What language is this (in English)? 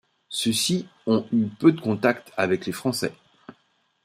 French